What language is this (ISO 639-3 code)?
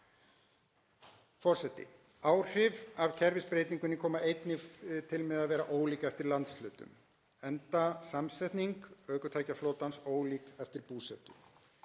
isl